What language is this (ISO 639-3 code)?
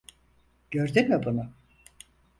tur